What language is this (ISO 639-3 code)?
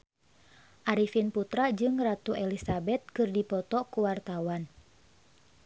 sun